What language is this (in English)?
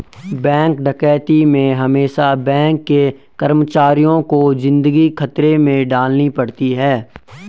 Hindi